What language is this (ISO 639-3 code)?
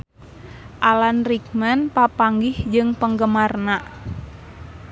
sun